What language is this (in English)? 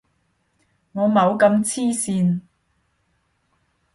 Cantonese